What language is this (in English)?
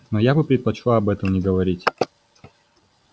Russian